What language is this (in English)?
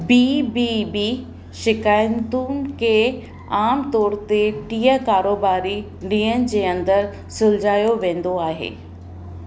Sindhi